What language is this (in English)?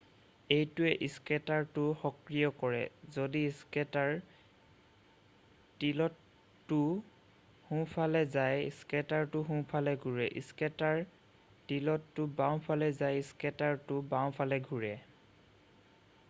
Assamese